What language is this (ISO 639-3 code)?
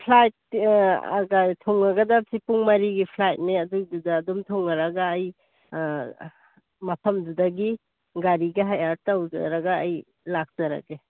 mni